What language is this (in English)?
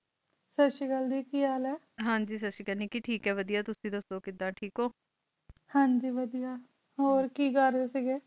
Punjabi